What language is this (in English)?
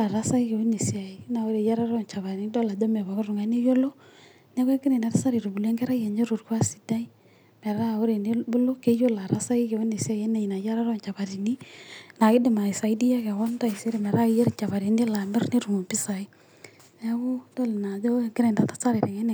Masai